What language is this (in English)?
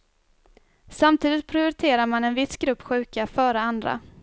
Swedish